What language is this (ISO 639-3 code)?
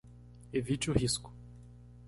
por